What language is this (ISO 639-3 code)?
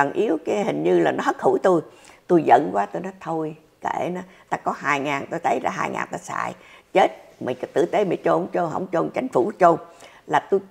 vie